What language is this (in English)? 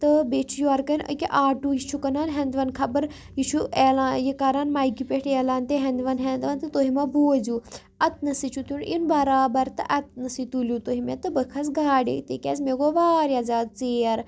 Kashmiri